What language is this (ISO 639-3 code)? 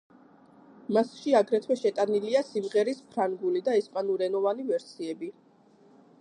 kat